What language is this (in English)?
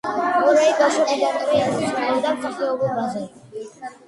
Georgian